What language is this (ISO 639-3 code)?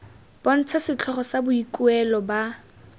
tsn